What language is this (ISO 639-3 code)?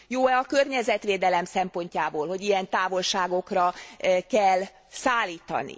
hun